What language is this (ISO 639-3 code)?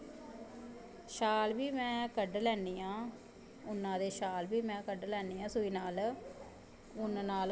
doi